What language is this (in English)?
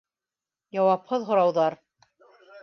Bashkir